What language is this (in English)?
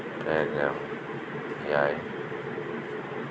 Santali